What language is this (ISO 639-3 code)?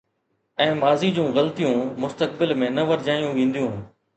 snd